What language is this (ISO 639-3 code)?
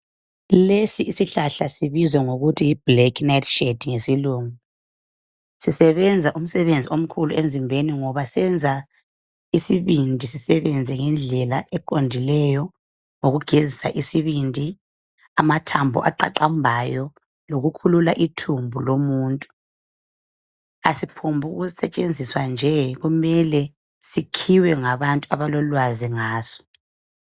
nde